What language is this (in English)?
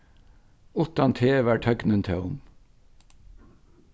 Faroese